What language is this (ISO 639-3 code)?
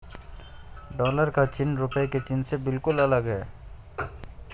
hin